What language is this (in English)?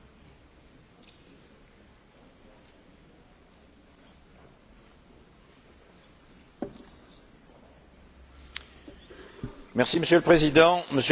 French